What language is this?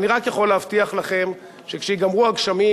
Hebrew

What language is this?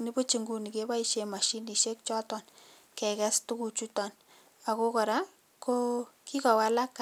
Kalenjin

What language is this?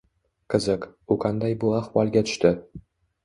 Uzbek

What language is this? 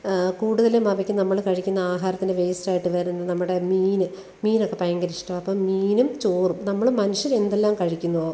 Malayalam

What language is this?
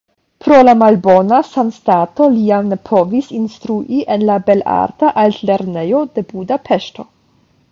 Esperanto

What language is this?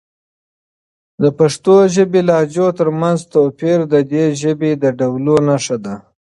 Pashto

